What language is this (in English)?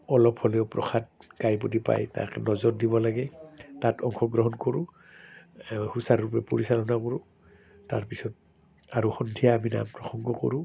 Assamese